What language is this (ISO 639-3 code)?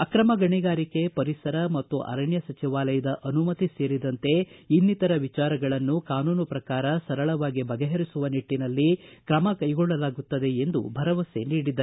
kan